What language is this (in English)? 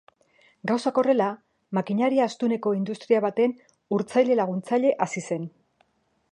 Basque